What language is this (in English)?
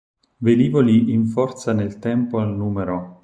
Italian